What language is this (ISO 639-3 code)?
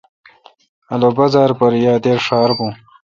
xka